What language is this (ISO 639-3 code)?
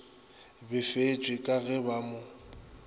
nso